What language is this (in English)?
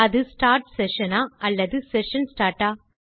Tamil